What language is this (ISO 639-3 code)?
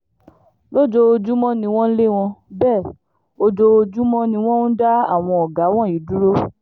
yor